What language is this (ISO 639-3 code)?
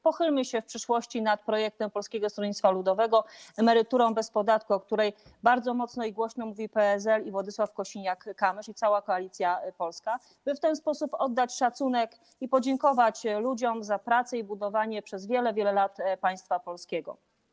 pol